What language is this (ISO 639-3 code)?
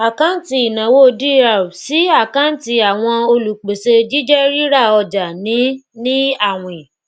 yor